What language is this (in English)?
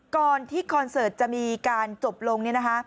Thai